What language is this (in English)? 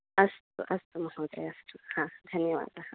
Sanskrit